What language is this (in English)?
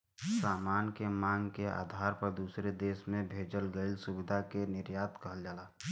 Bhojpuri